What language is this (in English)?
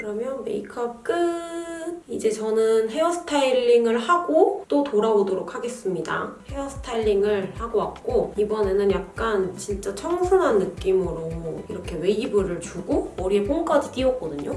Korean